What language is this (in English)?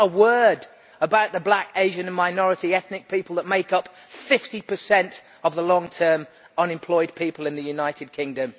English